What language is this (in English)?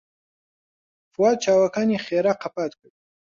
Central Kurdish